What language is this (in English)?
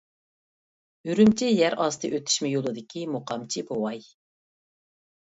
Uyghur